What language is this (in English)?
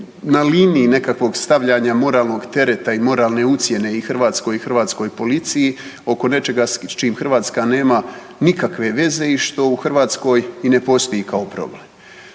Croatian